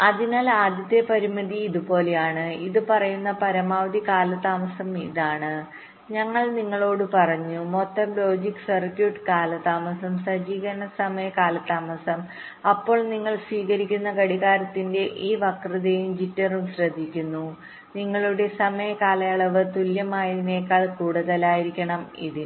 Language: Malayalam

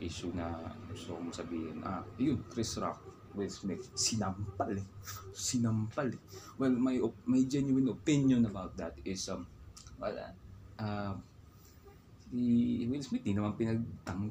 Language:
Filipino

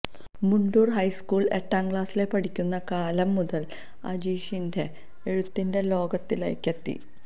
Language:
Malayalam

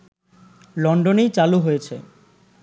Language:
Bangla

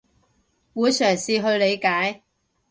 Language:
Cantonese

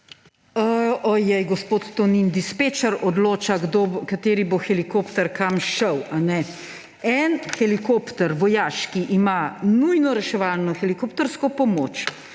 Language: Slovenian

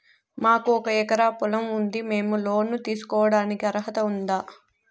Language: Telugu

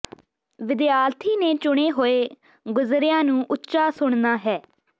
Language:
Punjabi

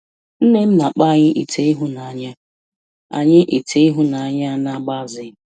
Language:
Igbo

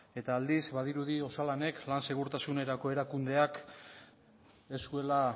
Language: Basque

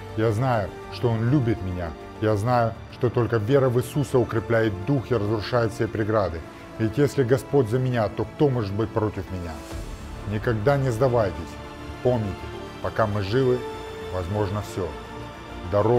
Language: Russian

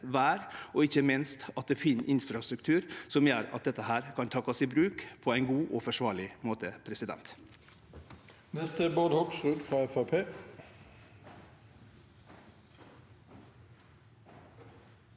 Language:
Norwegian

